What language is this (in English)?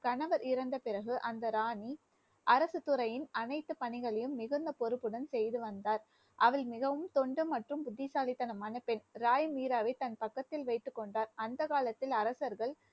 Tamil